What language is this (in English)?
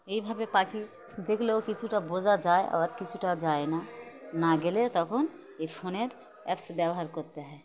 Bangla